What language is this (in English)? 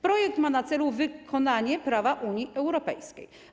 Polish